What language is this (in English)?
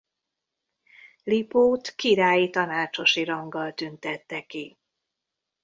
Hungarian